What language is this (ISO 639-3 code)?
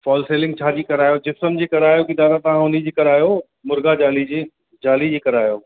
snd